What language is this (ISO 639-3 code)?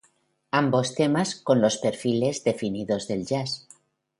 spa